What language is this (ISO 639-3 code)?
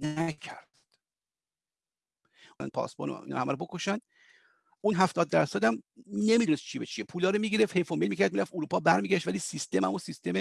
fas